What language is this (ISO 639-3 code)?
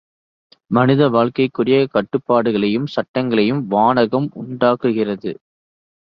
tam